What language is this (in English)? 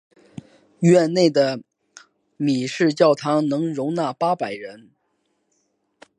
Chinese